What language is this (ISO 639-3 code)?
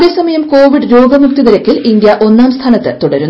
mal